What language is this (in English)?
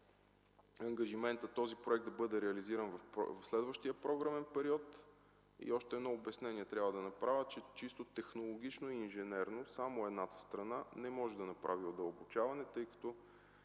Bulgarian